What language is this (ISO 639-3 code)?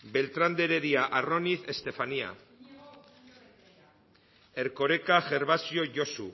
eus